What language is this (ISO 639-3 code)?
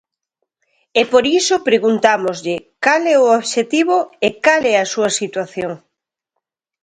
glg